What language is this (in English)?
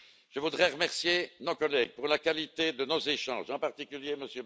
French